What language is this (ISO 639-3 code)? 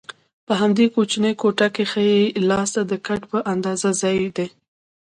pus